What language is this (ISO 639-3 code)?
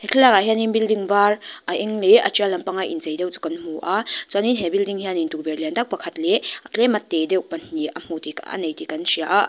lus